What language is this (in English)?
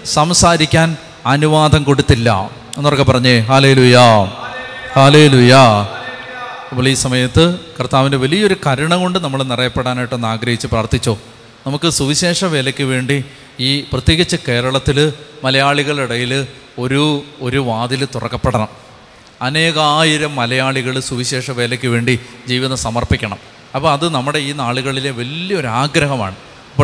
Malayalam